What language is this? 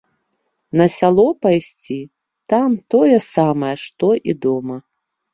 Belarusian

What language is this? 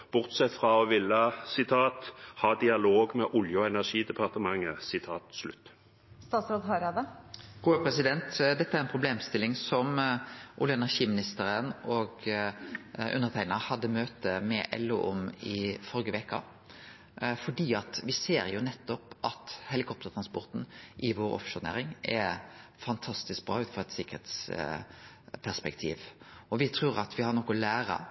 Norwegian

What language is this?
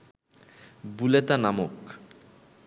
Bangla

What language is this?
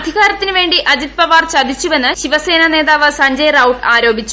Malayalam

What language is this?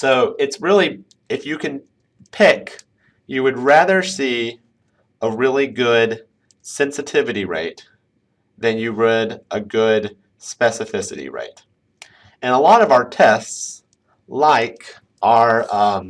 English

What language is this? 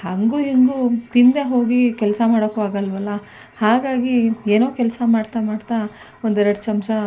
Kannada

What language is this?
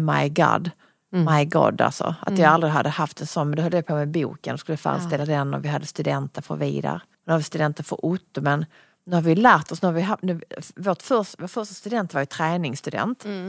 Swedish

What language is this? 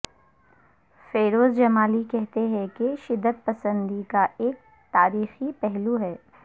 Urdu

